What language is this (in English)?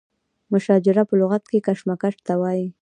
Pashto